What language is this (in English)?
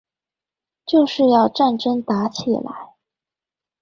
Chinese